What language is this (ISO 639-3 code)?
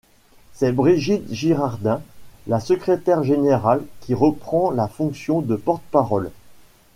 fra